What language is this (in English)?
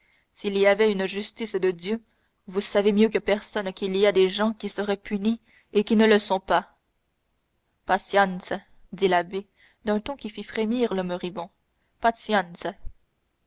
French